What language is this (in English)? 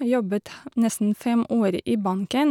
Norwegian